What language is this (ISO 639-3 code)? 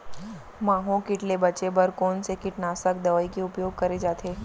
hne